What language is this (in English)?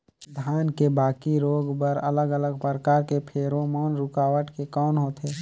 Chhattisgarhi